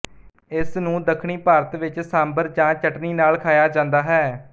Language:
Punjabi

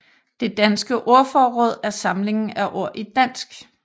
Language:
Danish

